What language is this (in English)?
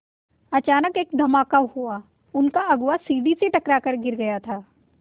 Hindi